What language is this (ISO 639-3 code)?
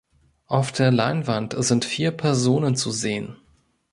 deu